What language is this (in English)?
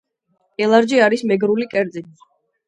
Georgian